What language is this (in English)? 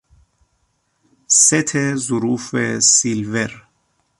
Persian